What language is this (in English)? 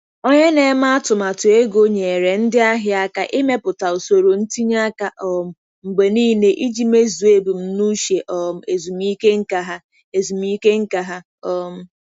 Igbo